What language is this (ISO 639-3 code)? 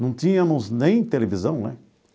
por